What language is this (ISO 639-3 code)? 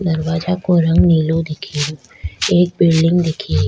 raj